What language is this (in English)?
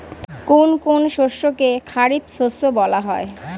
Bangla